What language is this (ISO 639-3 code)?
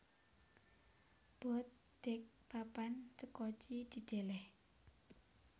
jav